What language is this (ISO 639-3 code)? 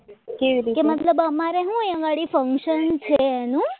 guj